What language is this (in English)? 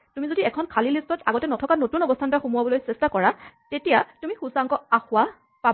Assamese